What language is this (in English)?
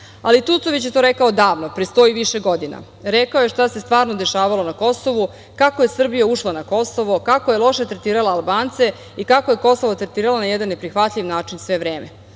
Serbian